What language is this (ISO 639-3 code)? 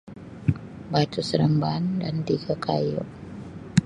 msi